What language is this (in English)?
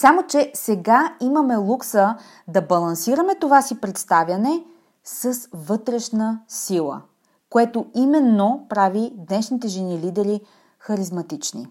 Bulgarian